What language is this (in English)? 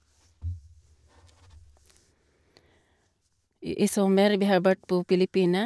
Norwegian